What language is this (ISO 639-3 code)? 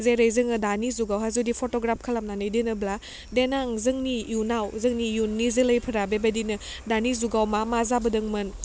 brx